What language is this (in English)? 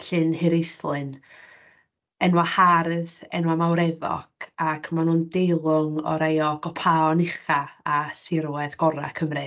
Welsh